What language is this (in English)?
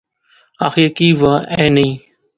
Pahari-Potwari